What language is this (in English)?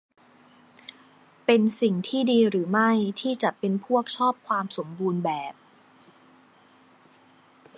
Thai